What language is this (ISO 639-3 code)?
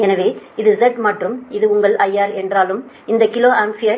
tam